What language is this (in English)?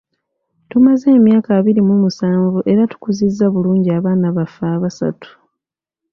Ganda